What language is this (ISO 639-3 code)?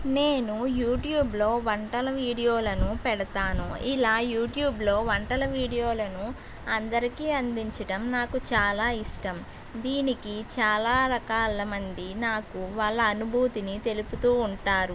tel